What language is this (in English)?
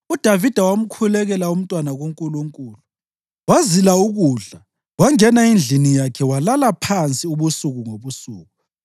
North Ndebele